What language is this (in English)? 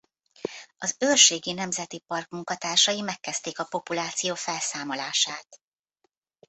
Hungarian